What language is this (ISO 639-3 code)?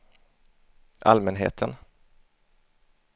swe